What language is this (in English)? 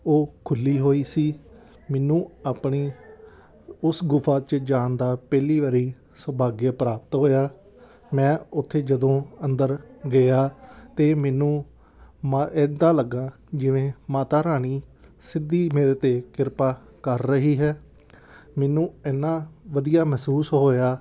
Punjabi